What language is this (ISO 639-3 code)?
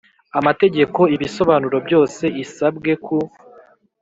kin